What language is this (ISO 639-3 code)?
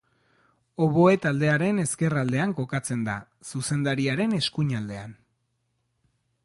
eus